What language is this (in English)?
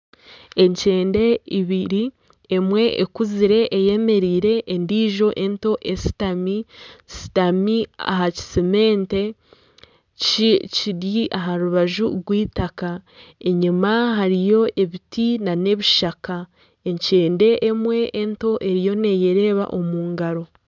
Nyankole